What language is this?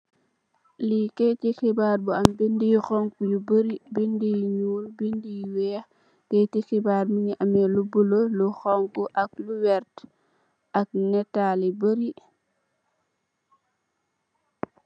Wolof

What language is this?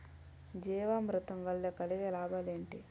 Telugu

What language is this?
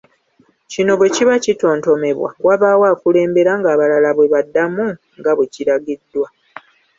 Ganda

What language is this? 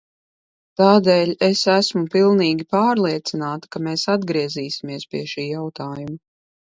Latvian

